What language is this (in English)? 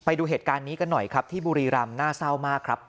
Thai